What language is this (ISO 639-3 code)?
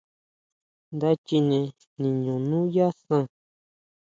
mau